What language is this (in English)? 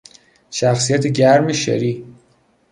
Persian